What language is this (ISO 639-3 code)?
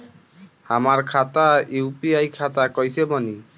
bho